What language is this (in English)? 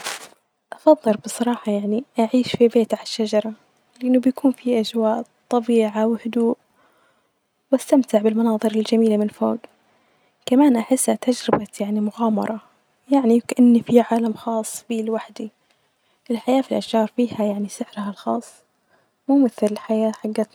Najdi Arabic